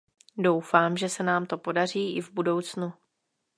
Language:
Czech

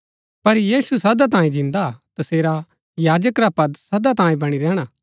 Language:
Gaddi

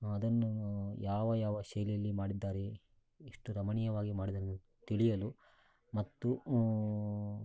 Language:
Kannada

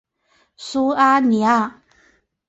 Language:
Chinese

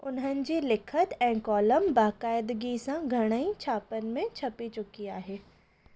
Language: Sindhi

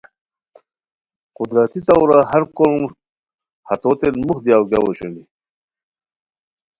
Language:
Khowar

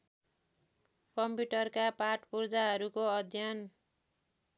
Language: Nepali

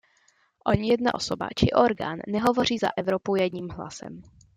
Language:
Czech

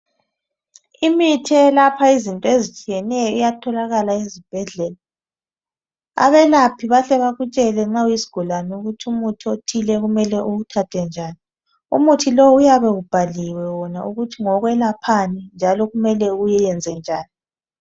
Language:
North Ndebele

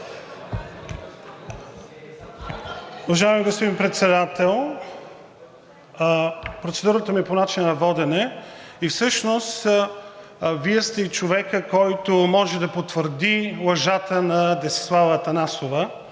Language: Bulgarian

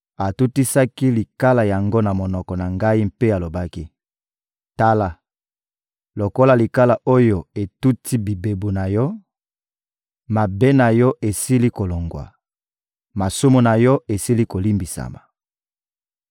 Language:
Lingala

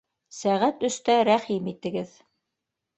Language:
Bashkir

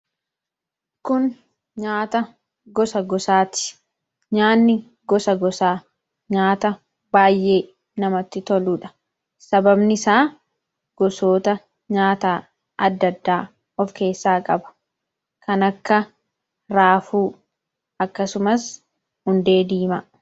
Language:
Oromo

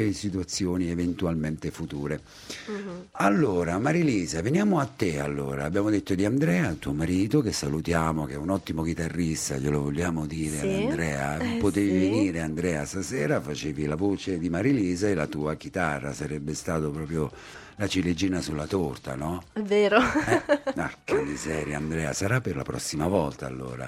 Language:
Italian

